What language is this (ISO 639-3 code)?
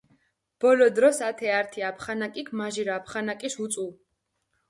xmf